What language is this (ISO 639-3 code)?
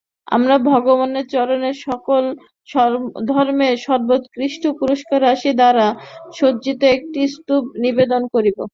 ben